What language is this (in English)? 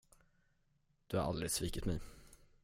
Swedish